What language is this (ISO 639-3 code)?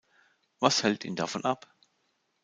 deu